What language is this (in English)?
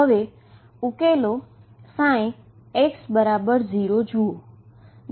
Gujarati